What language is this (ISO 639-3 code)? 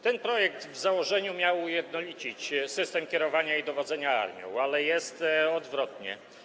pol